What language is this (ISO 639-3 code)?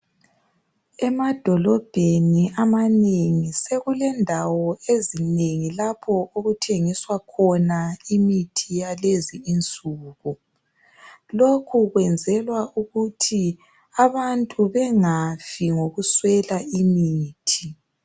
nde